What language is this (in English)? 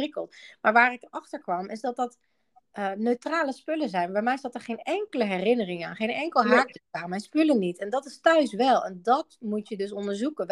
Dutch